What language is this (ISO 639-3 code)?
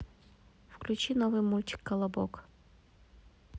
rus